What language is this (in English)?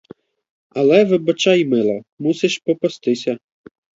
Ukrainian